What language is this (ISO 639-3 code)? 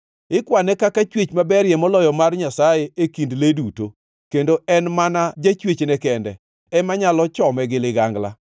luo